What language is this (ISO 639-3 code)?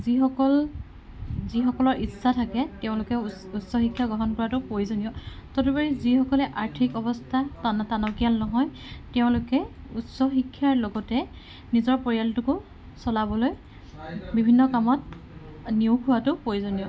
asm